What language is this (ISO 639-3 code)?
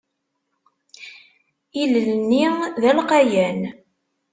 kab